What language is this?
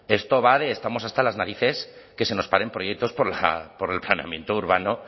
Spanish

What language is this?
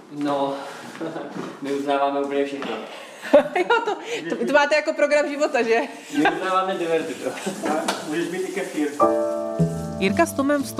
Czech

